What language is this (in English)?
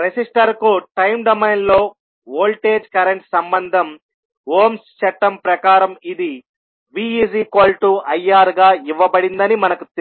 Telugu